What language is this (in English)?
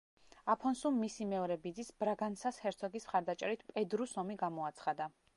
Georgian